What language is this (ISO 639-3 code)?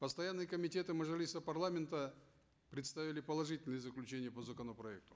kaz